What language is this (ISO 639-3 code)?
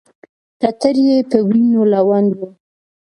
pus